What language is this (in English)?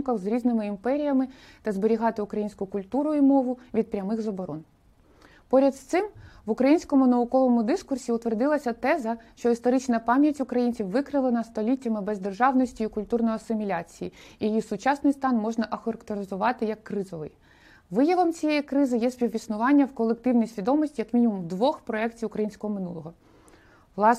Ukrainian